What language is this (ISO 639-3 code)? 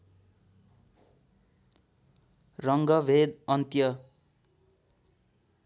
nep